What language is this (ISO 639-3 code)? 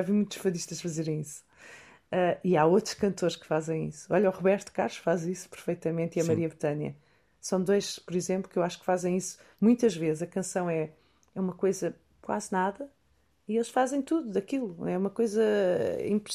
por